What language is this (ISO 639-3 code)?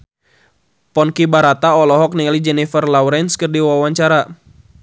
sun